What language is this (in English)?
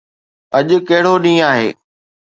Sindhi